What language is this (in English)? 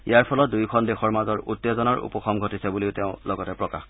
Assamese